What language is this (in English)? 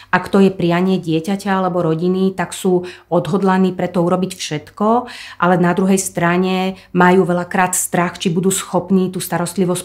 Slovak